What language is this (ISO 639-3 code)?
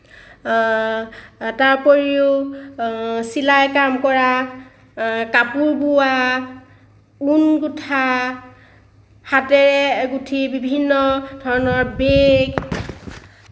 asm